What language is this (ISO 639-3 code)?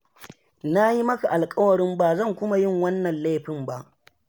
hau